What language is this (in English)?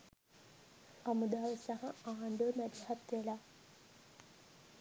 Sinhala